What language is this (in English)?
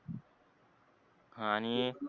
Marathi